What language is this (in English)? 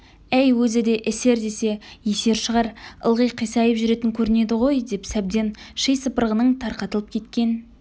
Kazakh